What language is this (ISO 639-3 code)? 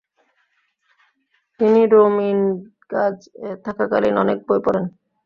ben